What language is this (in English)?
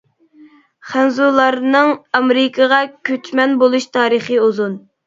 Uyghur